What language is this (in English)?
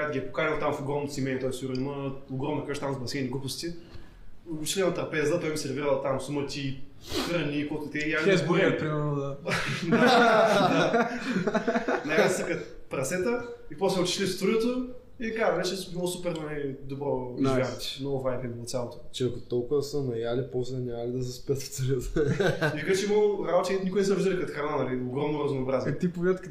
Bulgarian